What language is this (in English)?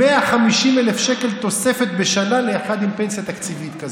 Hebrew